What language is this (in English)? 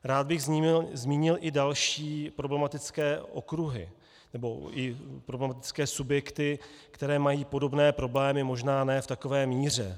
Czech